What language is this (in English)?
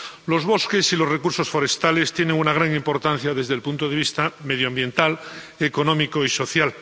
Spanish